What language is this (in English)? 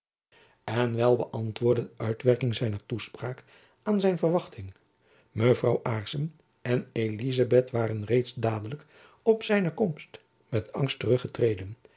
Dutch